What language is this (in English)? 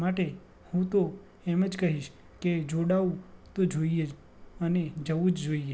Gujarati